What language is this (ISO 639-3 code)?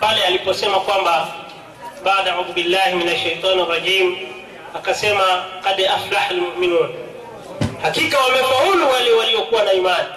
swa